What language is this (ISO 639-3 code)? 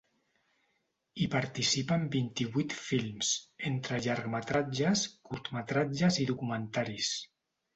cat